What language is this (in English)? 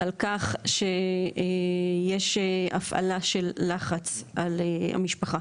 Hebrew